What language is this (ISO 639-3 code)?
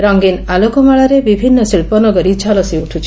ori